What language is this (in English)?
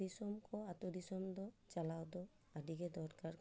Santali